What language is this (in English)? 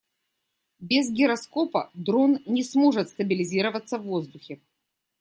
Russian